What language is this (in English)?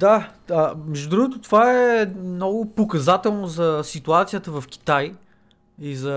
Bulgarian